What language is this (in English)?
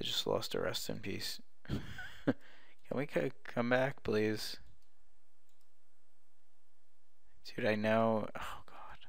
English